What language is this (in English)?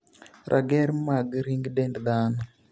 Luo (Kenya and Tanzania)